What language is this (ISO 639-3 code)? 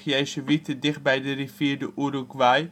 nld